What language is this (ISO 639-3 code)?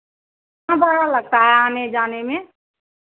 hin